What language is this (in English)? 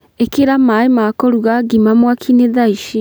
Kikuyu